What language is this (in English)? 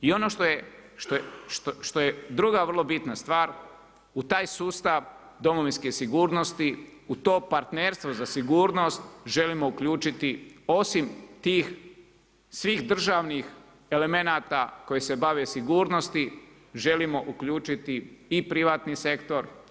Croatian